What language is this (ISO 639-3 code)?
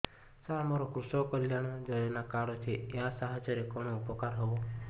ori